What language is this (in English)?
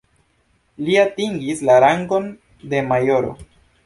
Esperanto